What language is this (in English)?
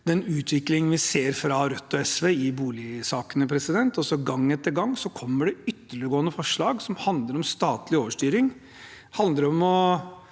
Norwegian